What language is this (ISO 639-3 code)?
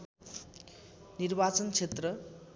nep